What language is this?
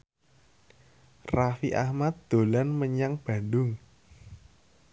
Javanese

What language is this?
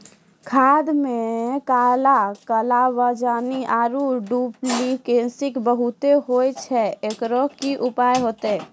Maithili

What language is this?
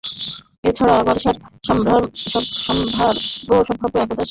Bangla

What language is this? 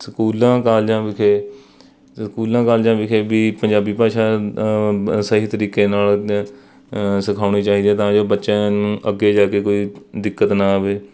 Punjabi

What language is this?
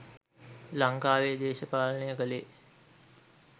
Sinhala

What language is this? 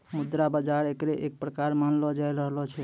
Maithili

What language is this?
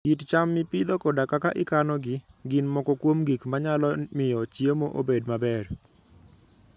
Luo (Kenya and Tanzania)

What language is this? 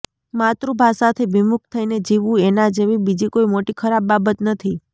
Gujarati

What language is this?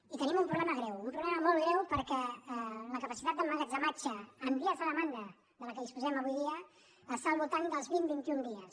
Catalan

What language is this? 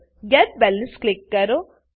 Gujarati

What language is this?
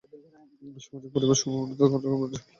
Bangla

